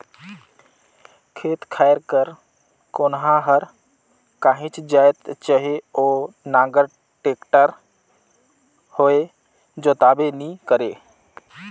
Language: Chhattisgarhi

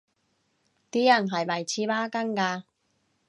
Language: Cantonese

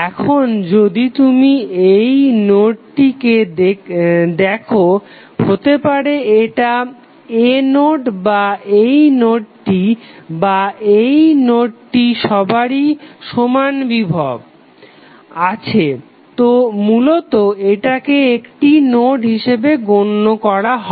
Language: Bangla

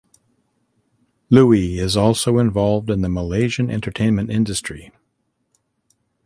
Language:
English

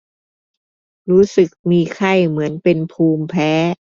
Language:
Thai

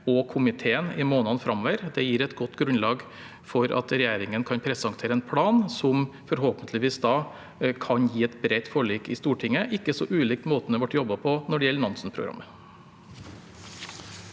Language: Norwegian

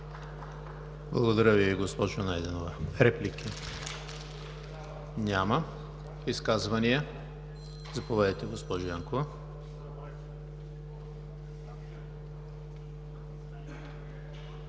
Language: Bulgarian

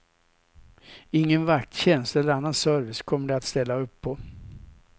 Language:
Swedish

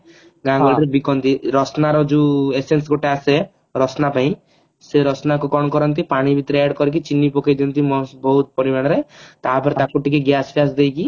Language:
Odia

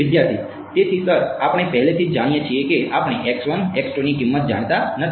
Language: Gujarati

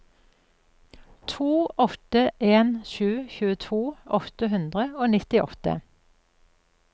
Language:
Norwegian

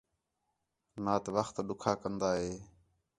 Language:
Khetrani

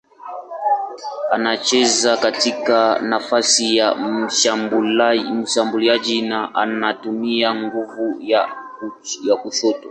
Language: Swahili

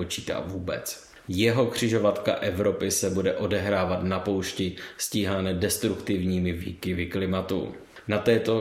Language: Czech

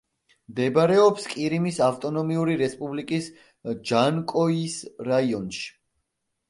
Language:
Georgian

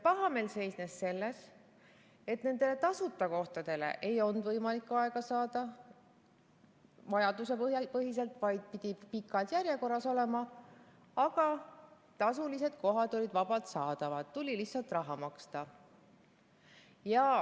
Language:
Estonian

